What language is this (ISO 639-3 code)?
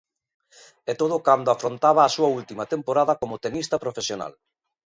glg